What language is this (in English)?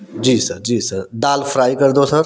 Hindi